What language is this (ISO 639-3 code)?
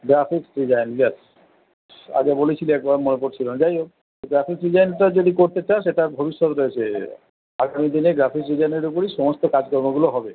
ben